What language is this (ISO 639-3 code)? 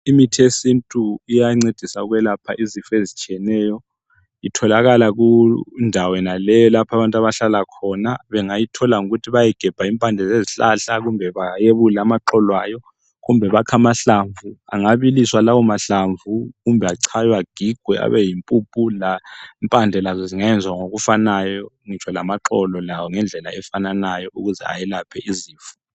nde